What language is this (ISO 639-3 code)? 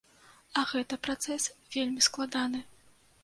bel